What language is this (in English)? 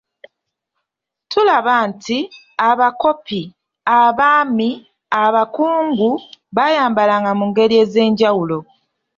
Ganda